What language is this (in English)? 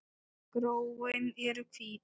Icelandic